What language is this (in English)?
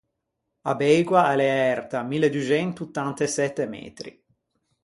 Ligurian